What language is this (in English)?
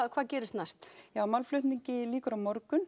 Icelandic